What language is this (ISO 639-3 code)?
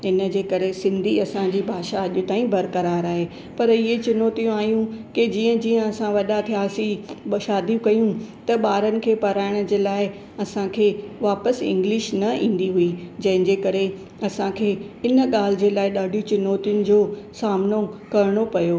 snd